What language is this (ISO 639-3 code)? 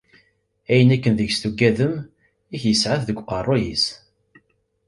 kab